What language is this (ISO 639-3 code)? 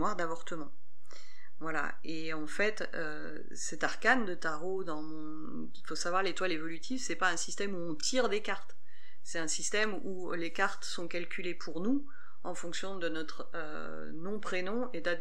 fra